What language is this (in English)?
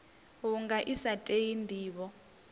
Venda